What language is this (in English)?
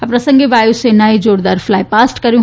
Gujarati